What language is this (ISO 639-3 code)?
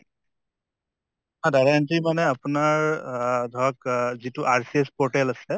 asm